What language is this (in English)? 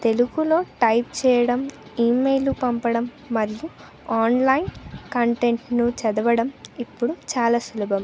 Telugu